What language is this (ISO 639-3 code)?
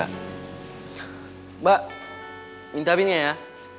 ind